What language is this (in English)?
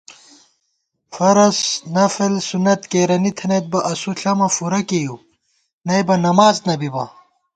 Gawar-Bati